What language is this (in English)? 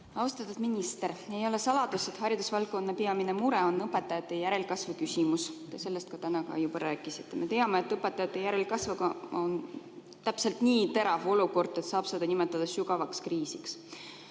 Estonian